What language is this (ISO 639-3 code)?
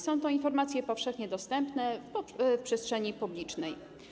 pol